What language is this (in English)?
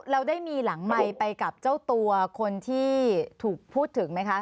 Thai